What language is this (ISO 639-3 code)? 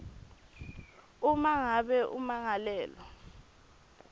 ssw